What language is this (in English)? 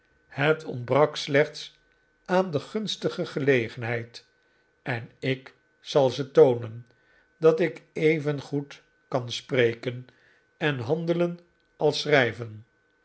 Dutch